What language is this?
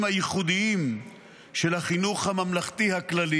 Hebrew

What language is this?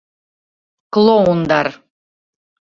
Bashkir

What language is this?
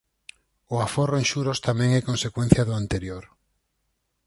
Galician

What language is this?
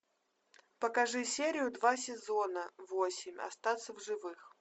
Russian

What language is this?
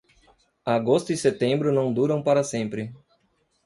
Portuguese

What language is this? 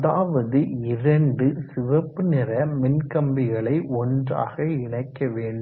Tamil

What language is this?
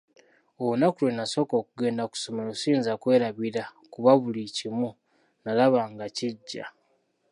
Ganda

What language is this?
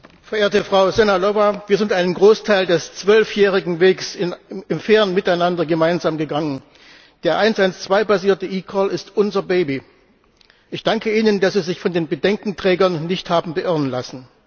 German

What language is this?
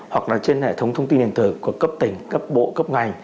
Vietnamese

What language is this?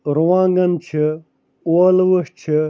Kashmiri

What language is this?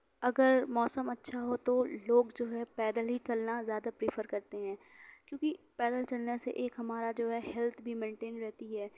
Urdu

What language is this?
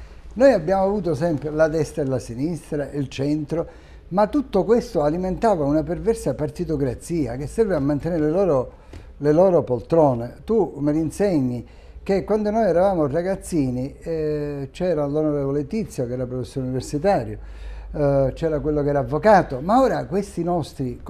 Italian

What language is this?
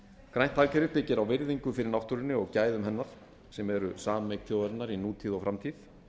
Icelandic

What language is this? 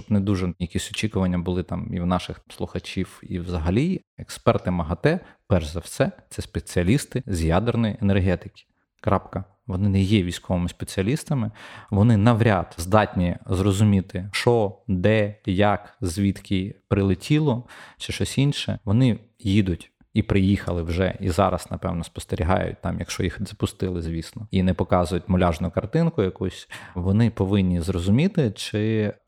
Ukrainian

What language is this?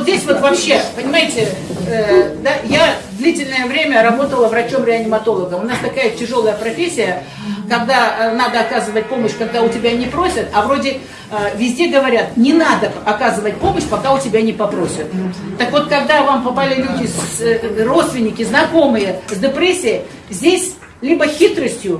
Russian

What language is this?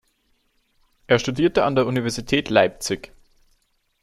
German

